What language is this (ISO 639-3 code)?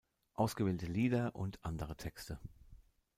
deu